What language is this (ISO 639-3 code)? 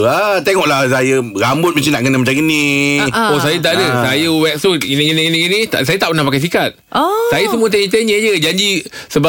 msa